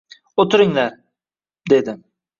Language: Uzbek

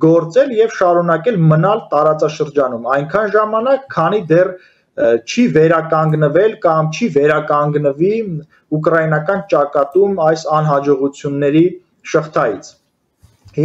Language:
Turkish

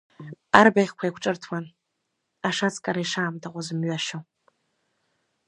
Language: Abkhazian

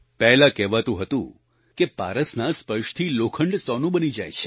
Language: Gujarati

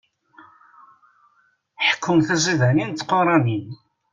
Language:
Kabyle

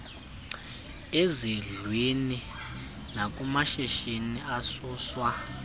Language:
Xhosa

